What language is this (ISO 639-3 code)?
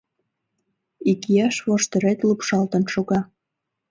chm